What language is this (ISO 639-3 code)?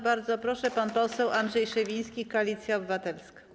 pol